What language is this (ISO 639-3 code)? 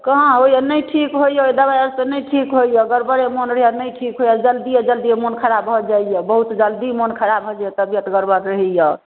mai